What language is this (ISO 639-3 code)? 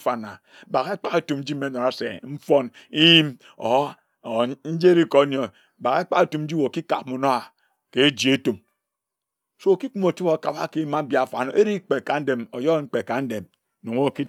etu